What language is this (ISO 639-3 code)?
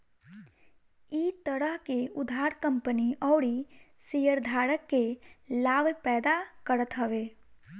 bho